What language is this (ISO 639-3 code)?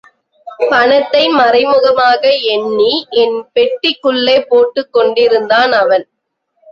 tam